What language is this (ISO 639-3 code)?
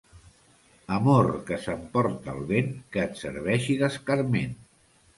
cat